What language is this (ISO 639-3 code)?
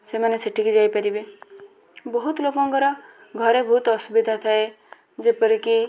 ori